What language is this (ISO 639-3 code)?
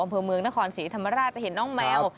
tha